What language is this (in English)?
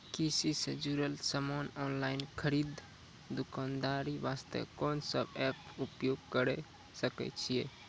Maithili